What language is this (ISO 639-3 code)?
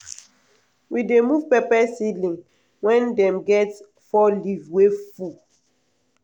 pcm